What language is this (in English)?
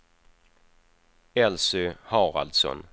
Swedish